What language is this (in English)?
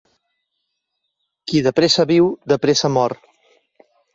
Catalan